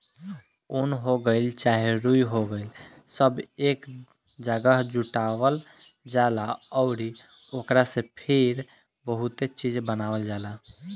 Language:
Bhojpuri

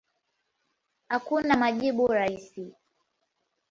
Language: Swahili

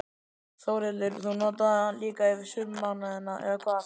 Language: Icelandic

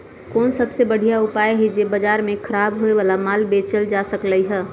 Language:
Magahi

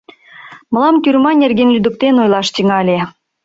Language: Mari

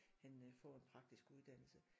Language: Danish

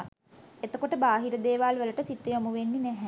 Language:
Sinhala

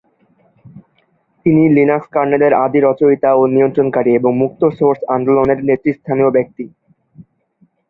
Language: Bangla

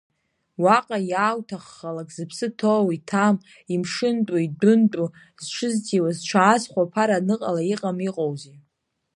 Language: Abkhazian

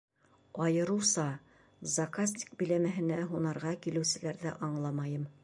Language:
Bashkir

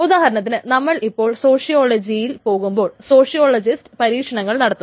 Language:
Malayalam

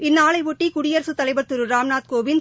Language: Tamil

